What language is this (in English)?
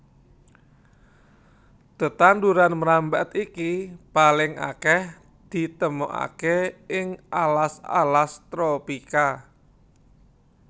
Javanese